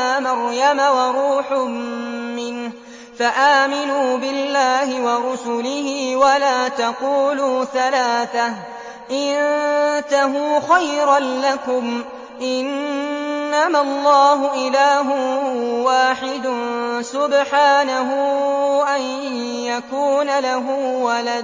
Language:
Arabic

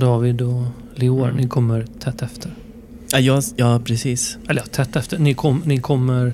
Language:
Swedish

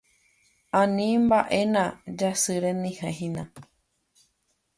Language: Guarani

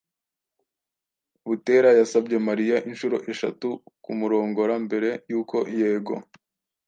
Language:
Kinyarwanda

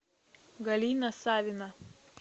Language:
Russian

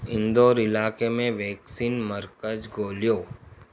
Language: Sindhi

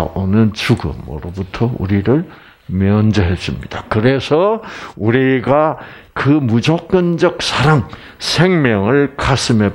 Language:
Korean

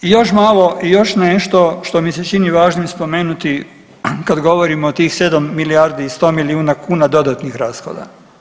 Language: Croatian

